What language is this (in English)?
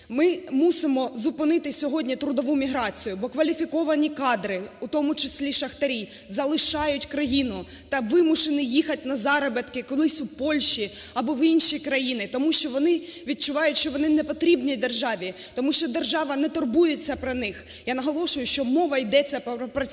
Ukrainian